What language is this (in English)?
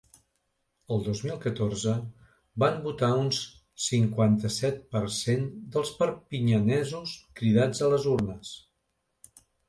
Catalan